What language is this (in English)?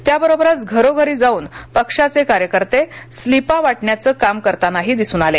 Marathi